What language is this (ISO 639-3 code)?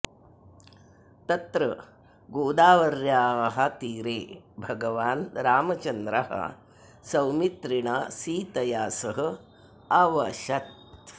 san